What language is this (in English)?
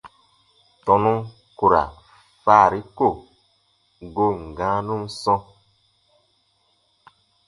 Baatonum